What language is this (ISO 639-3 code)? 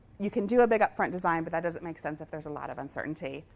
eng